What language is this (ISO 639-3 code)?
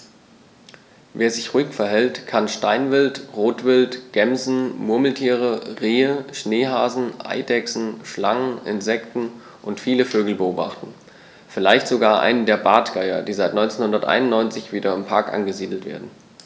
deu